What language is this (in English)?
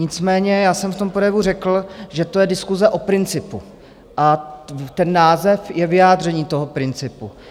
Czech